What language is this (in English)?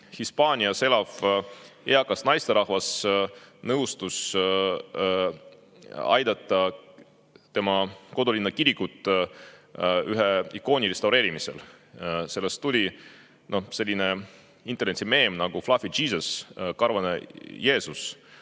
Estonian